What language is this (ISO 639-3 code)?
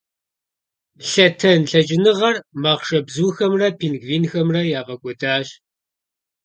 kbd